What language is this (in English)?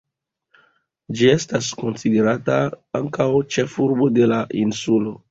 Esperanto